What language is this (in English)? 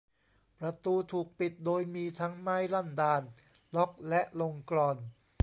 Thai